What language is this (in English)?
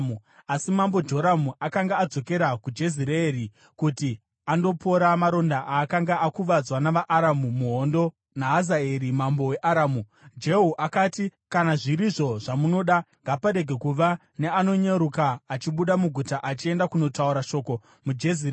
Shona